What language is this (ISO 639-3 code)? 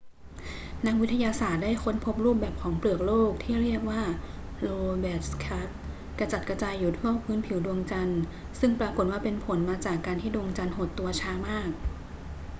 tha